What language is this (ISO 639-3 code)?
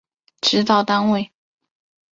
zho